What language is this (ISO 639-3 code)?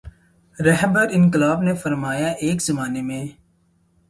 urd